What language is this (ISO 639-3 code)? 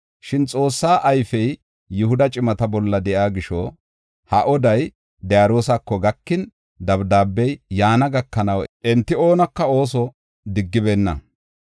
gof